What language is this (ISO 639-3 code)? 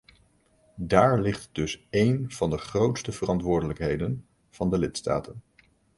nld